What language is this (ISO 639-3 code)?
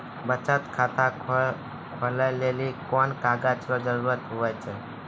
mai